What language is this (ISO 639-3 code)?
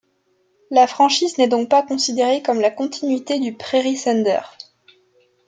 fra